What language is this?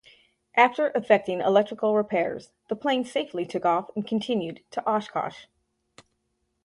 English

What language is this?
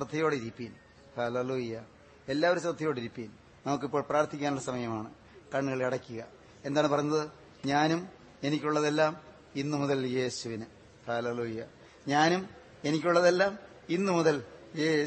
Malayalam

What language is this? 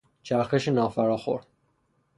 Persian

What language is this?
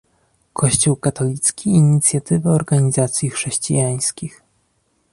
Polish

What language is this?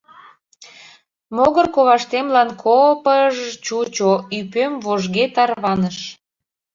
Mari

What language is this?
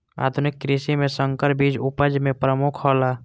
Maithili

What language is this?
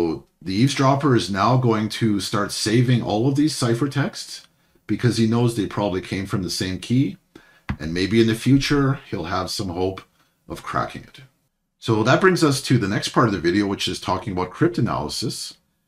English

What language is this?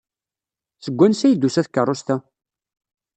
Kabyle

